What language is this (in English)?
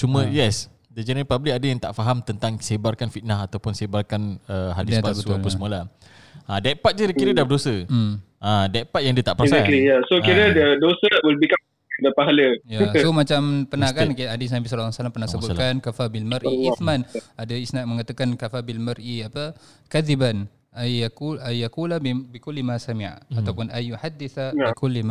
Malay